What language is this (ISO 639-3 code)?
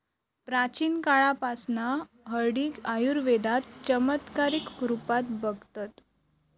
mar